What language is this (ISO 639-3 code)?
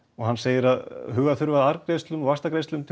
isl